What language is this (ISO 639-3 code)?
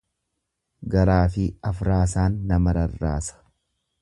orm